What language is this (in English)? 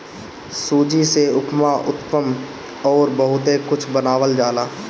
Bhojpuri